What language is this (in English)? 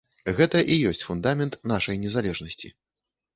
Belarusian